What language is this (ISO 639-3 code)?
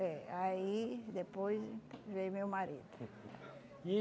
por